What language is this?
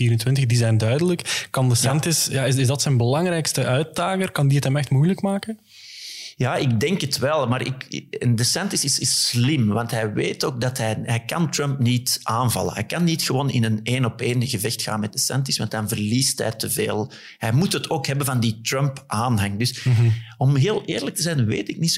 Dutch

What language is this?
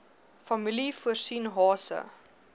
Afrikaans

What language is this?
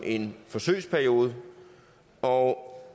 Danish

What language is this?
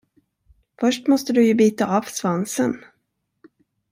Swedish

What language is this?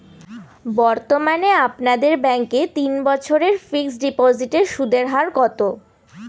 Bangla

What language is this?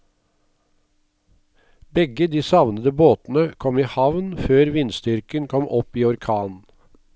Norwegian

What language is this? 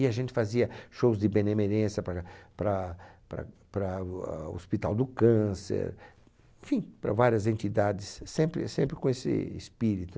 Portuguese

